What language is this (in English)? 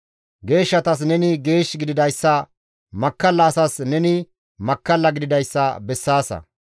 Gamo